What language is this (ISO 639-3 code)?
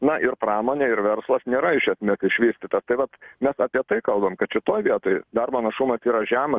lit